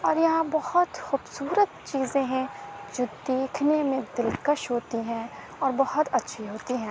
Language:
Urdu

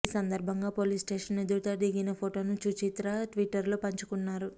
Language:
Telugu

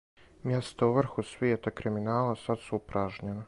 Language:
Serbian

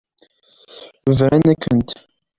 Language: Kabyle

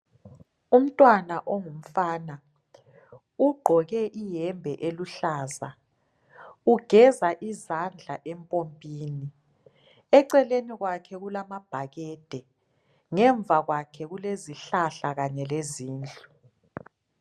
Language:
North Ndebele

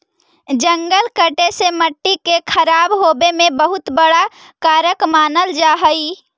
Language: Magahi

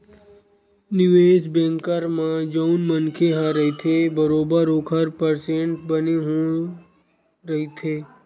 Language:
Chhattisgarhi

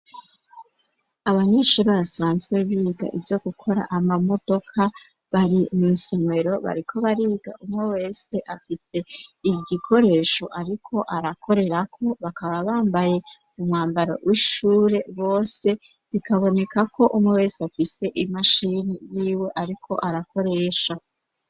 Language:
Rundi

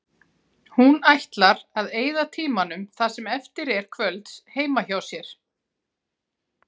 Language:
Icelandic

